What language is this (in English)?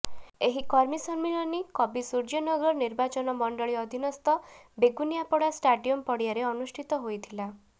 Odia